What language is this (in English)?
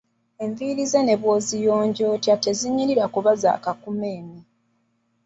Ganda